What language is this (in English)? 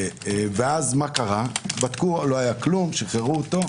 Hebrew